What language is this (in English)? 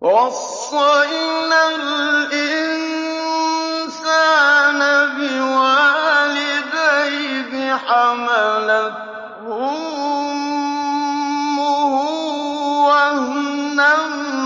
Arabic